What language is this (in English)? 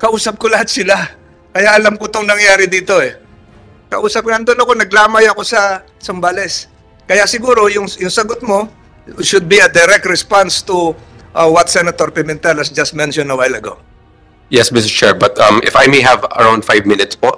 Filipino